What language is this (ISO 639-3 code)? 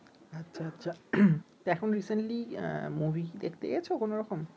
ben